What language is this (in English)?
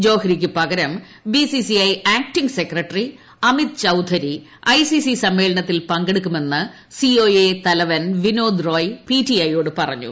Malayalam